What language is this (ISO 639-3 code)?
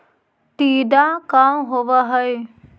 mag